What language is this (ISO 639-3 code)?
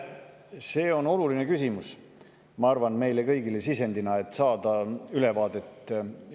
est